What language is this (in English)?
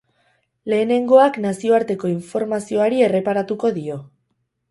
Basque